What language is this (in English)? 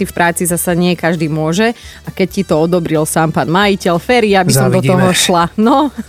Slovak